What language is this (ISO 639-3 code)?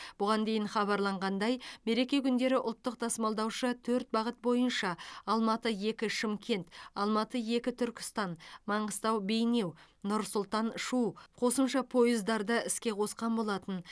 kaz